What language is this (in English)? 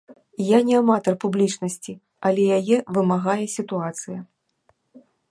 Belarusian